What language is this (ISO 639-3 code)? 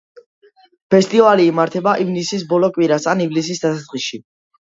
kat